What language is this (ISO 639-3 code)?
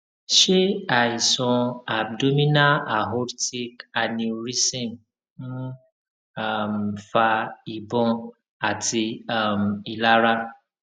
yor